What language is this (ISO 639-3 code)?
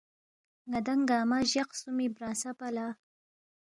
bft